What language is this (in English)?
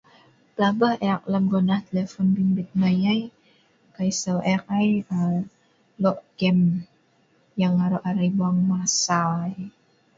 Sa'ban